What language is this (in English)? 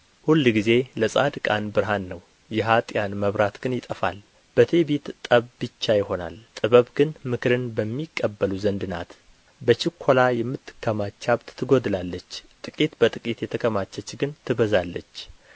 Amharic